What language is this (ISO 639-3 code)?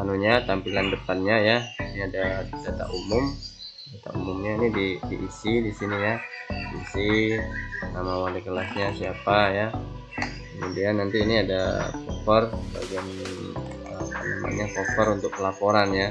ind